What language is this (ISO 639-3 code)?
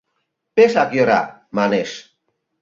chm